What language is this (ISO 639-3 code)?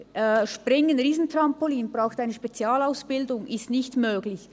gsw